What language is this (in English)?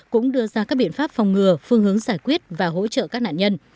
Vietnamese